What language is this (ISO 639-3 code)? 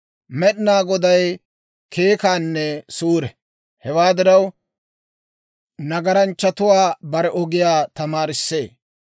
dwr